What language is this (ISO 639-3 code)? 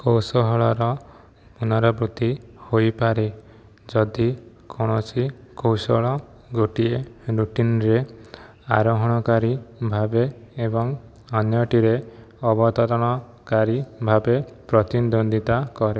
ori